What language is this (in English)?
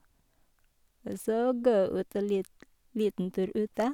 Norwegian